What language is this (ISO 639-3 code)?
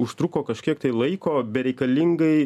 lit